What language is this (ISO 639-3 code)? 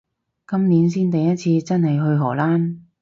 yue